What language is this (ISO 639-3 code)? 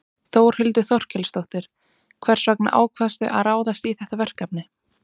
isl